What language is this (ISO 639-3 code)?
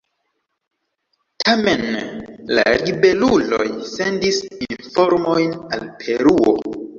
epo